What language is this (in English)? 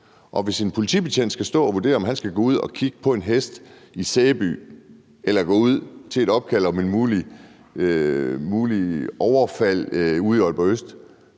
Danish